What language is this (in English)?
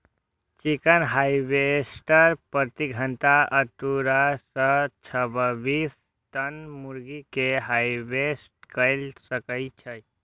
Maithili